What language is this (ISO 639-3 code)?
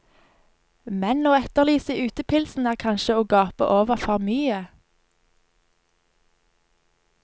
nor